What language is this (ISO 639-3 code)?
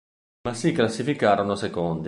ita